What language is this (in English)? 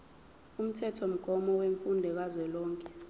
Zulu